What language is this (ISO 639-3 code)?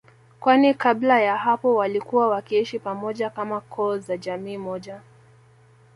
swa